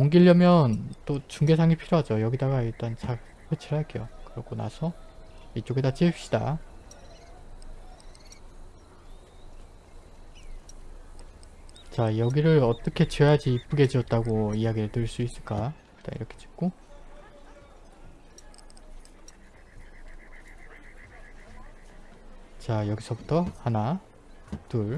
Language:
Korean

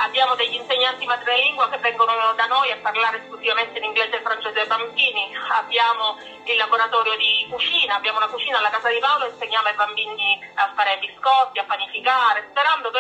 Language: Italian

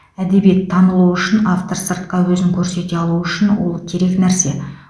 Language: Kazakh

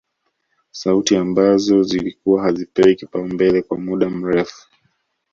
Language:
Swahili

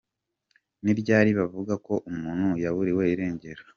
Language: Kinyarwanda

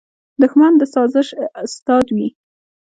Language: Pashto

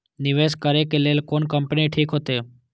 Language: Maithili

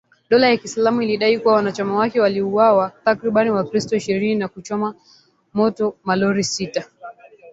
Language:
Swahili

